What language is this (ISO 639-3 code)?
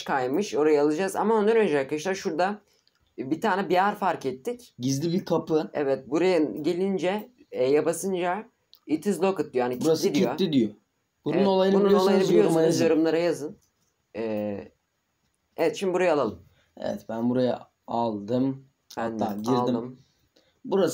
tur